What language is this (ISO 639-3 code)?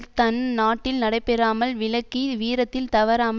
tam